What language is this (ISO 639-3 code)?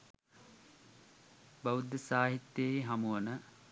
sin